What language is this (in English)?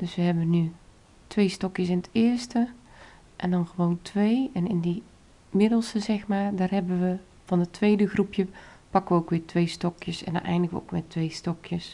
Dutch